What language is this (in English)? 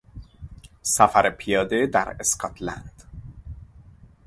Persian